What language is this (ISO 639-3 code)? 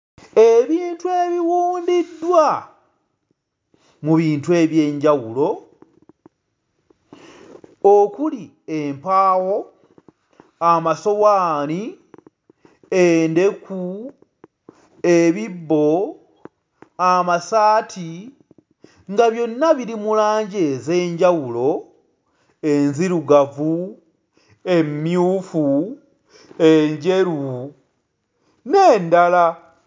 lug